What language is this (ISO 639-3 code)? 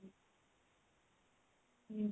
ori